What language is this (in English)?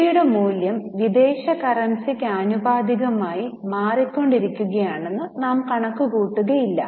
Malayalam